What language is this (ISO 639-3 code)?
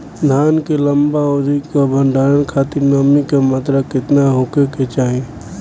bho